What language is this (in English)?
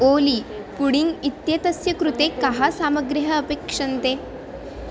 Sanskrit